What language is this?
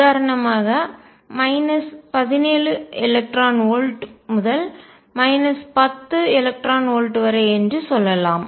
Tamil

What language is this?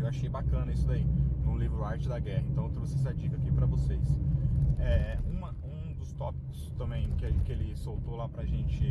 Portuguese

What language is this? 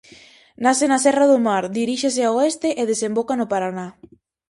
Galician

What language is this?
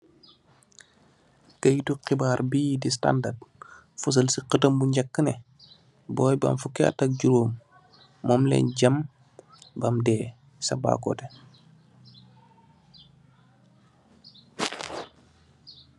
Wolof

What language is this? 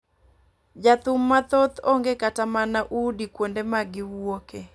Luo (Kenya and Tanzania)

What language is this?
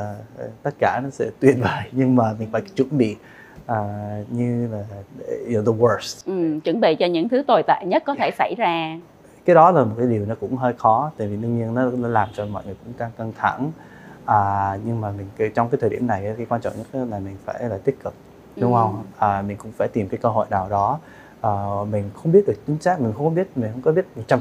Vietnamese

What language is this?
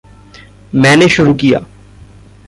Hindi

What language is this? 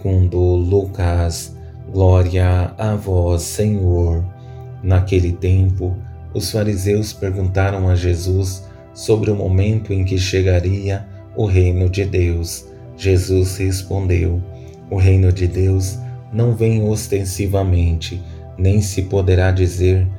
Portuguese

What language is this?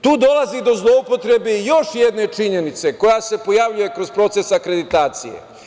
Serbian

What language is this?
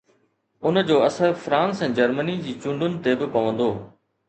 Sindhi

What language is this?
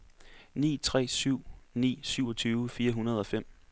Danish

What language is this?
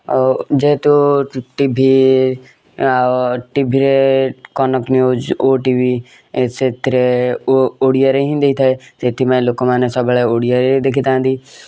Odia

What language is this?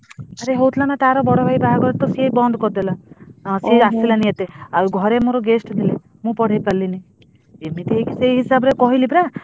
Odia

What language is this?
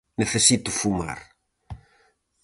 Galician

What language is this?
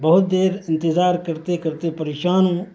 Urdu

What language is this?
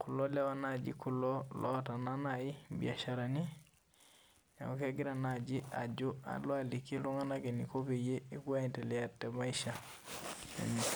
Masai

